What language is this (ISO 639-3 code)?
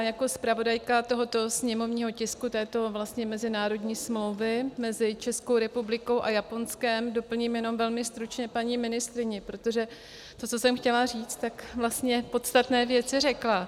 ces